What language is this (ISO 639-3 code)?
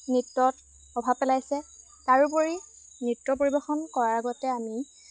asm